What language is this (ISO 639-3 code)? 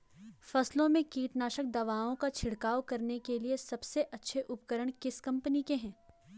hin